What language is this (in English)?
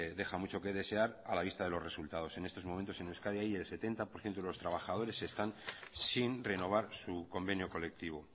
Spanish